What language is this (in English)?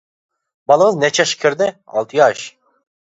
Uyghur